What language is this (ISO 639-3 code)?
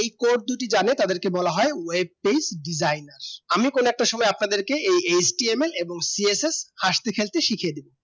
ben